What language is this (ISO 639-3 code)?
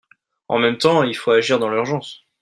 fra